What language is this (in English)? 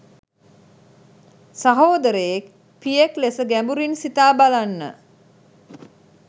Sinhala